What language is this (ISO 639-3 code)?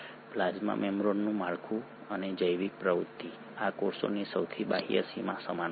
guj